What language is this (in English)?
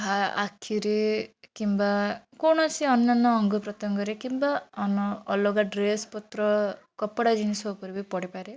Odia